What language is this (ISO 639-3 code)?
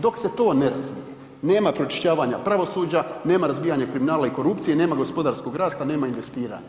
hrv